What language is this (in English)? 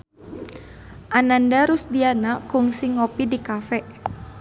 Sundanese